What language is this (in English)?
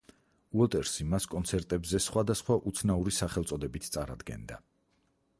Georgian